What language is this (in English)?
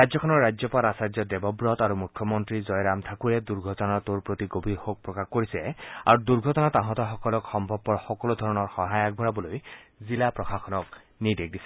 Assamese